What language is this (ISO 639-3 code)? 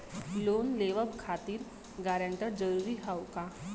bho